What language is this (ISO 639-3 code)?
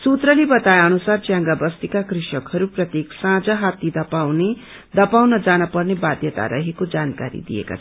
nep